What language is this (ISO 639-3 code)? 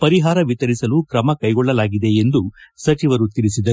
kan